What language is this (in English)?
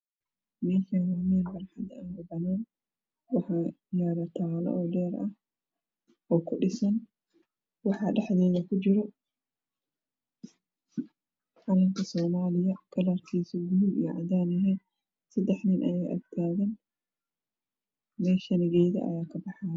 Somali